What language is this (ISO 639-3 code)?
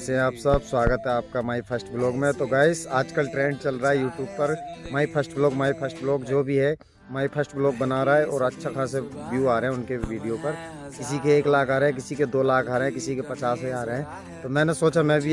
hin